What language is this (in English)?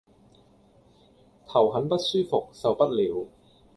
Cantonese